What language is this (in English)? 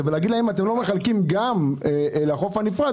Hebrew